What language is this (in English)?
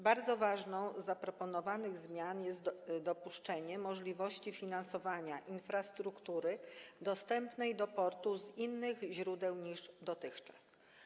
Polish